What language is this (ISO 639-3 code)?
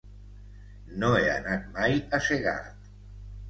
cat